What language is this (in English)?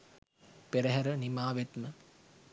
Sinhala